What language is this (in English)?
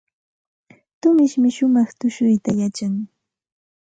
Santa Ana de Tusi Pasco Quechua